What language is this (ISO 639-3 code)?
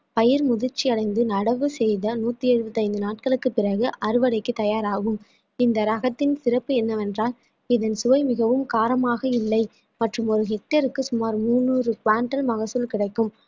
tam